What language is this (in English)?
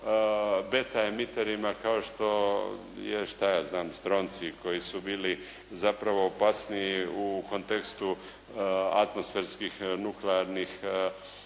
Croatian